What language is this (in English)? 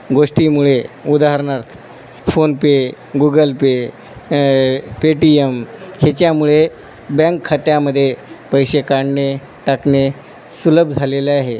Marathi